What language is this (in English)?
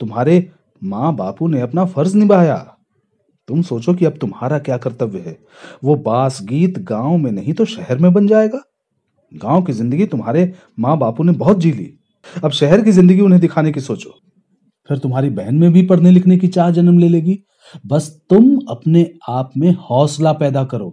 Hindi